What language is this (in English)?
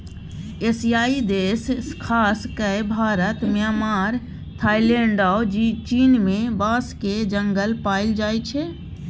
Maithili